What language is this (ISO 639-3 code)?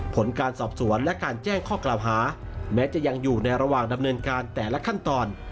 tha